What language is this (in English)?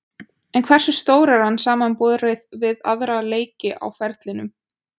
Icelandic